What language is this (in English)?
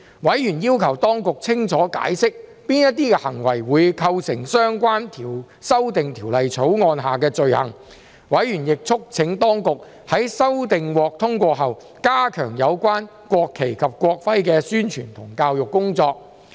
Cantonese